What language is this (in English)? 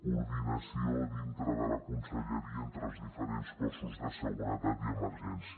Catalan